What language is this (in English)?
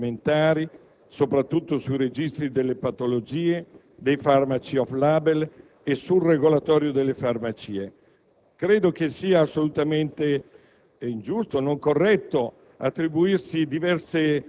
Italian